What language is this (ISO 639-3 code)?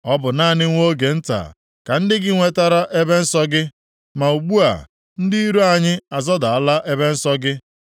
ibo